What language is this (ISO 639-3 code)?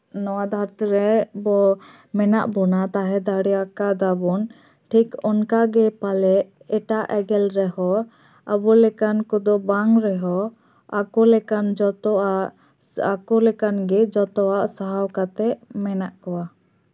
sat